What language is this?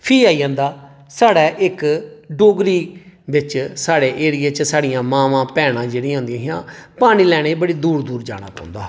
Dogri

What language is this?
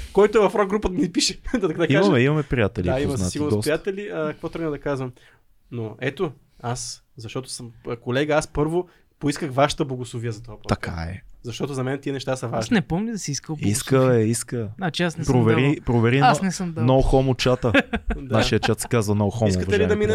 Bulgarian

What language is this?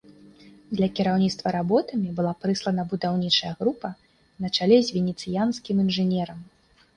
Belarusian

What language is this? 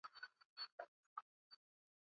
Swahili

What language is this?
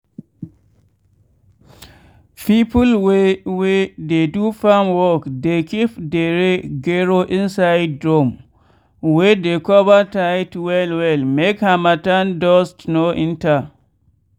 Nigerian Pidgin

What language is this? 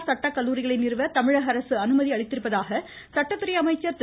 Tamil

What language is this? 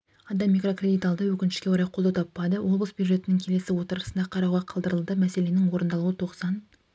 Kazakh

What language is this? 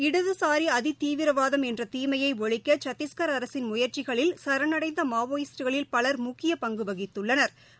Tamil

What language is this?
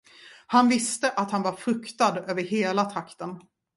Swedish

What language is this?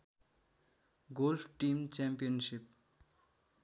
Nepali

